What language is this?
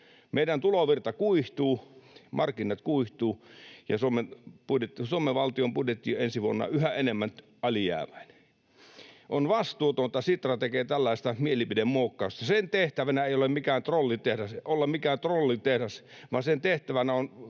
Finnish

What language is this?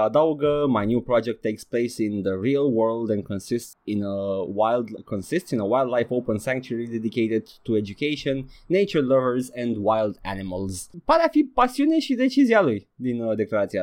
Romanian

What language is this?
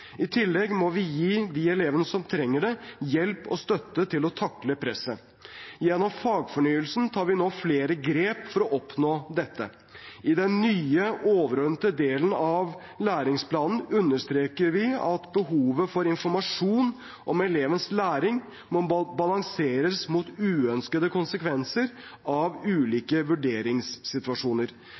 Norwegian Bokmål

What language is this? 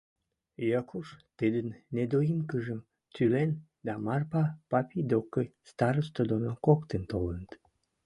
Western Mari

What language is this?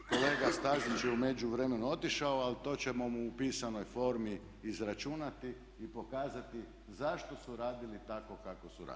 Croatian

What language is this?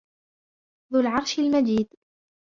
Arabic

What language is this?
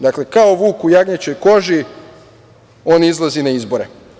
Serbian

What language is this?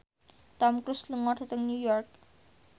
Javanese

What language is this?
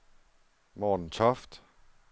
Danish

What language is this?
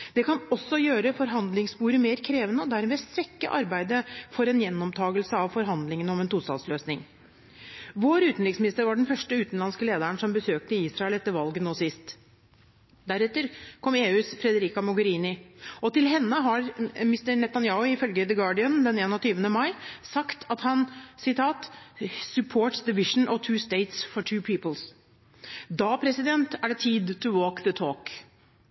Norwegian Bokmål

